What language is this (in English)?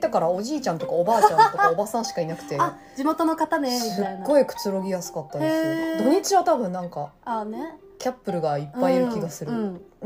Japanese